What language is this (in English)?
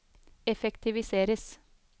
Norwegian